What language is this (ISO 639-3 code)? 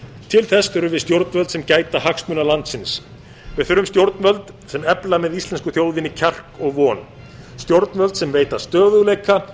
isl